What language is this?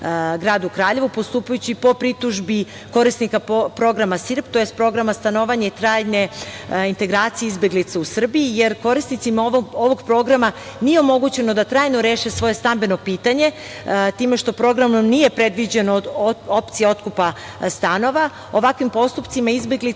Serbian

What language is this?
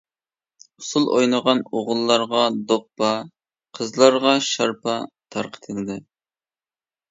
Uyghur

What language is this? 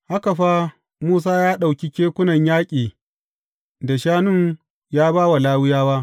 Hausa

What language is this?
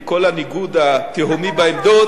Hebrew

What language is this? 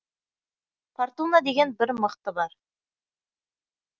Kazakh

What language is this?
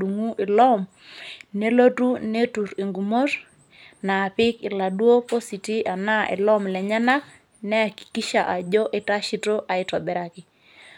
Masai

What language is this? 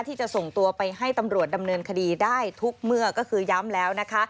Thai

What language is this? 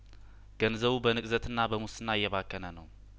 Amharic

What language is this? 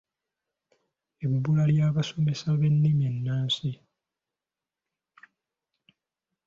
Ganda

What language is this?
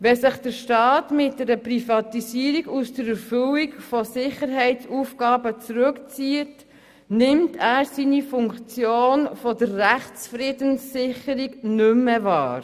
Swiss German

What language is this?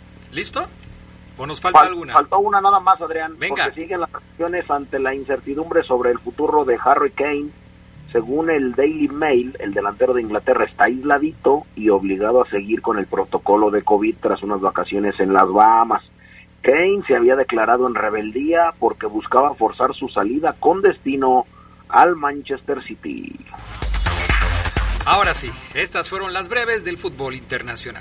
Spanish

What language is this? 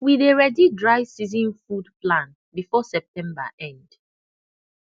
Nigerian Pidgin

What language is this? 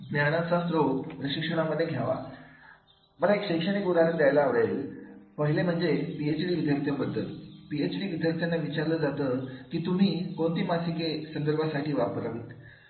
Marathi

